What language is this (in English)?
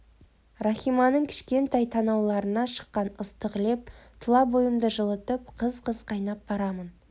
Kazakh